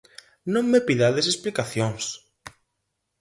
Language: Galician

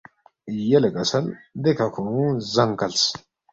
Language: Balti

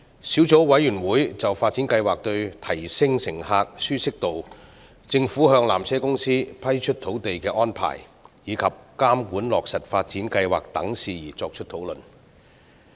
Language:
Cantonese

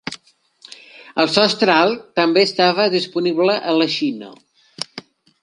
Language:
Catalan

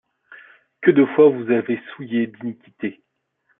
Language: French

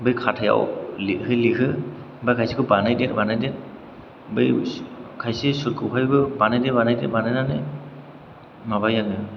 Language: Bodo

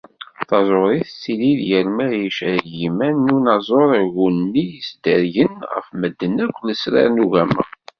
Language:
Kabyle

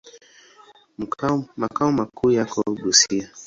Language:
Swahili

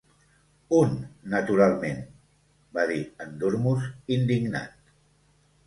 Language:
Catalan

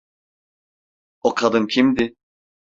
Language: Turkish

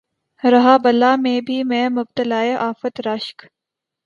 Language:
Urdu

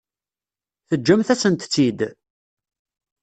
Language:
Kabyle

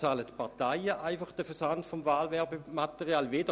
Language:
Swiss German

